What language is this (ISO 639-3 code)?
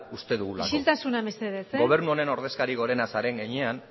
eus